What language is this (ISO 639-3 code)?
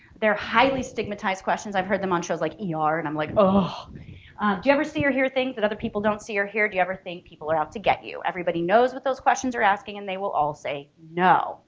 eng